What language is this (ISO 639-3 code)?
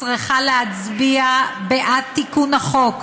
heb